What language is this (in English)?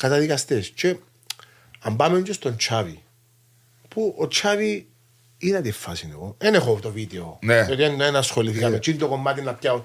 Greek